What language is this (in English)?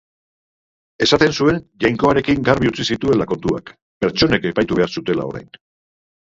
Basque